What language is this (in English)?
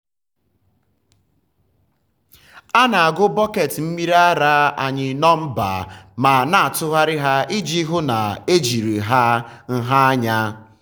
Igbo